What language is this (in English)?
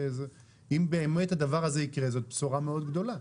Hebrew